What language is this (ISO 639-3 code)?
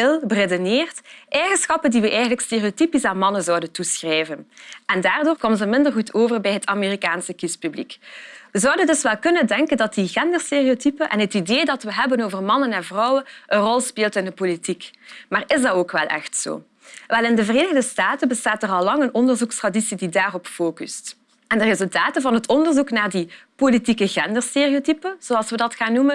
nld